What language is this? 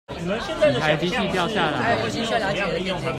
Chinese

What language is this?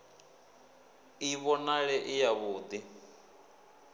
Venda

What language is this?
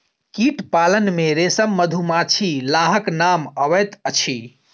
Maithili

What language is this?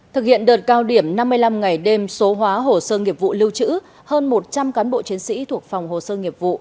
Vietnamese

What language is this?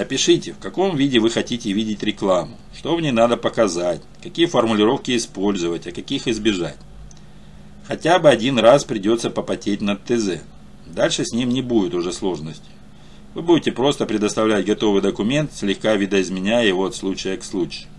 Russian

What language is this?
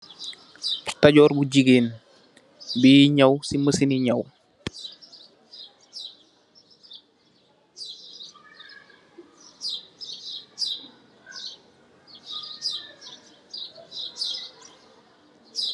Wolof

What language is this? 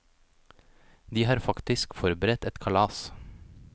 Norwegian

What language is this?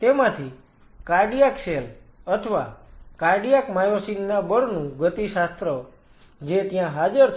Gujarati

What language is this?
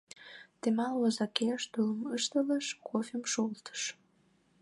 Mari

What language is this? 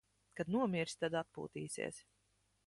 Latvian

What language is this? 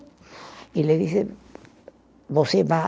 Portuguese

